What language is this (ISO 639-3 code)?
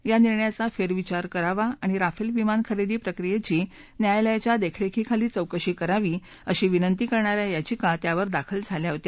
mar